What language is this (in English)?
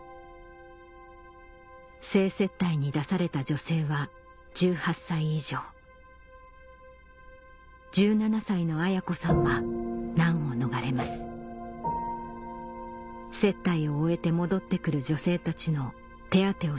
Japanese